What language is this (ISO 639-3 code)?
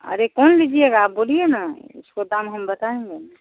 hin